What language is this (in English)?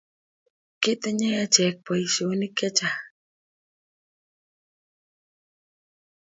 Kalenjin